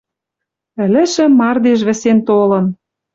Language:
Western Mari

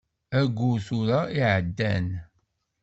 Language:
Kabyle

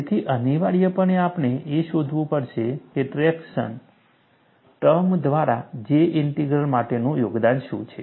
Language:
Gujarati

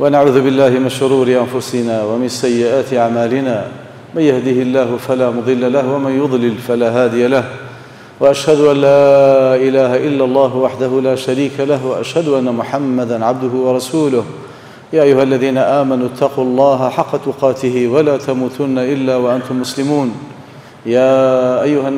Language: Arabic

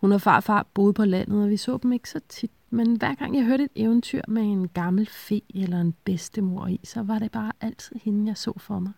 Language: Danish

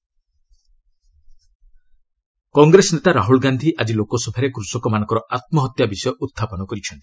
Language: Odia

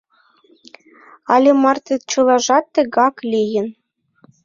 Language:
Mari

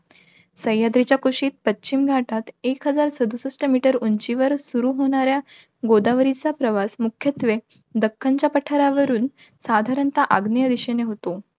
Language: Marathi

